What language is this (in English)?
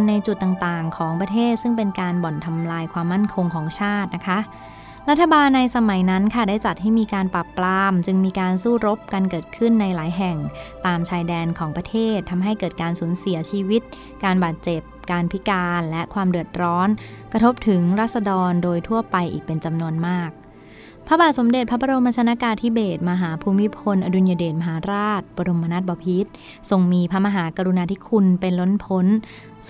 Thai